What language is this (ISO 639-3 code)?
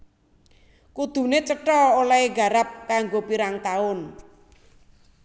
jav